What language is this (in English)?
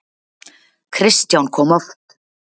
Icelandic